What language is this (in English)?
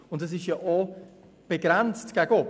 Swiss German